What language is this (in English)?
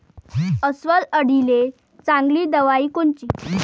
Marathi